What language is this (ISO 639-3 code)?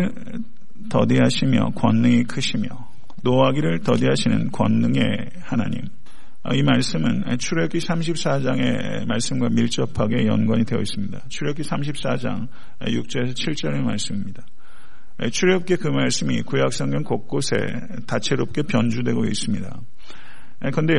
kor